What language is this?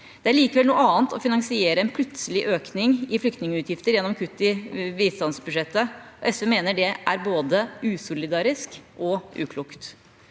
Norwegian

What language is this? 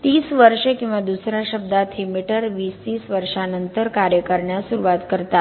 Marathi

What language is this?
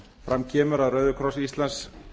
Icelandic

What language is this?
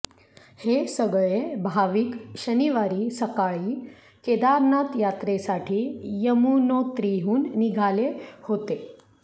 Marathi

